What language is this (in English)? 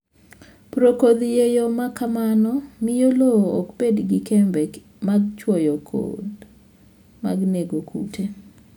Luo (Kenya and Tanzania)